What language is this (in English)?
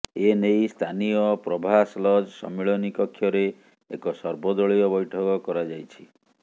Odia